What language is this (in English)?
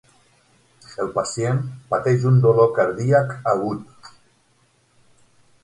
Catalan